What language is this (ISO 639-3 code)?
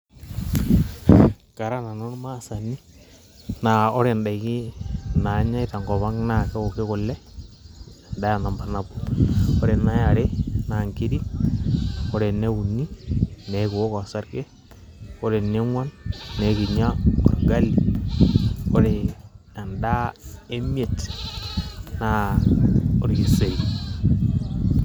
mas